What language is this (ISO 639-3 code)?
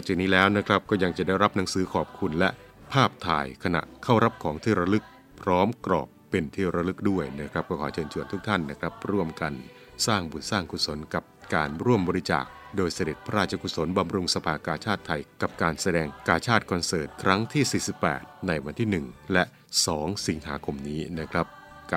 tha